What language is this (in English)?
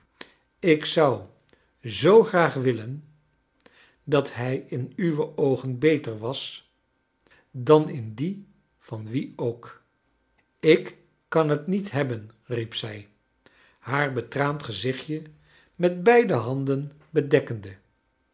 Dutch